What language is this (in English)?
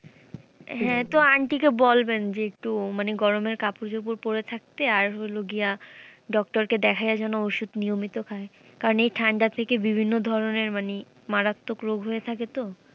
Bangla